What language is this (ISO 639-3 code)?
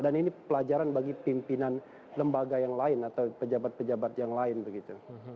ind